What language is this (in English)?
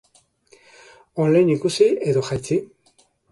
Basque